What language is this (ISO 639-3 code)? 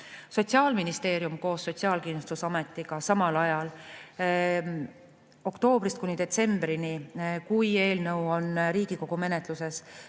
est